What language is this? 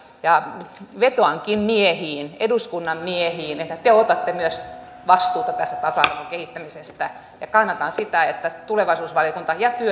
Finnish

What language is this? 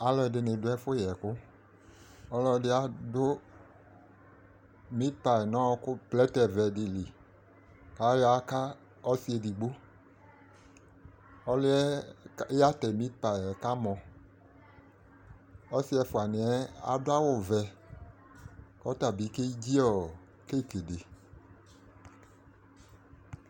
Ikposo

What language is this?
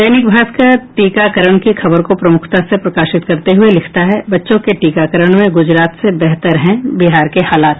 Hindi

